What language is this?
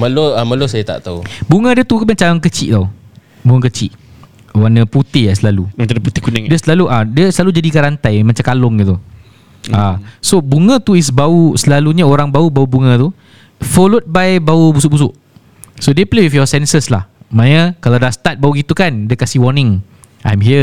Malay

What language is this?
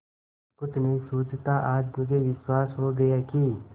Hindi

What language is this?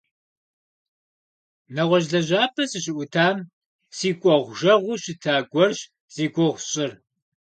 Kabardian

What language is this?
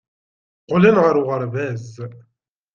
Kabyle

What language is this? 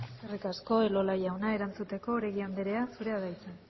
Basque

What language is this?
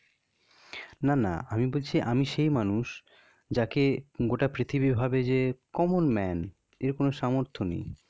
Bangla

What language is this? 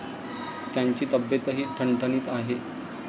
Marathi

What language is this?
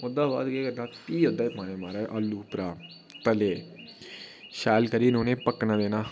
Dogri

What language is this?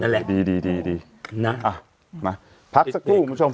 Thai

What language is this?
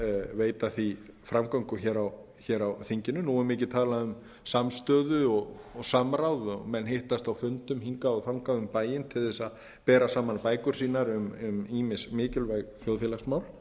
Icelandic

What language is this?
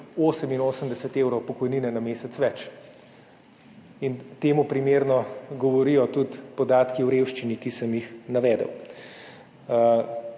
Slovenian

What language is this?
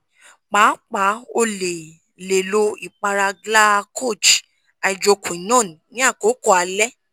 Yoruba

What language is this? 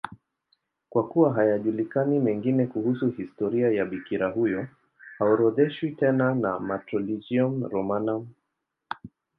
Swahili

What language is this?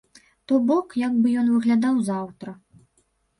Belarusian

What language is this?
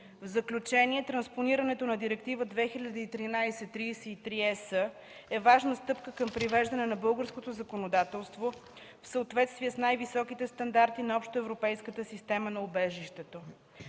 Bulgarian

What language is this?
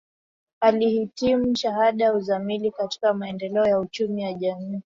Swahili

